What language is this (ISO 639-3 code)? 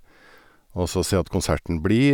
nor